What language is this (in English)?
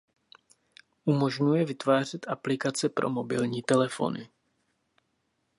Czech